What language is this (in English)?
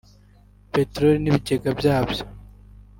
Kinyarwanda